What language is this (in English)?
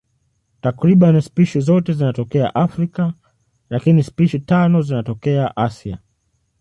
Swahili